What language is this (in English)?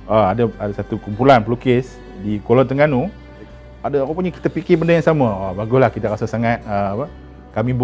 Malay